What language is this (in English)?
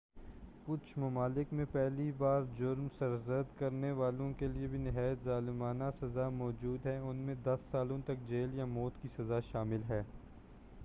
Urdu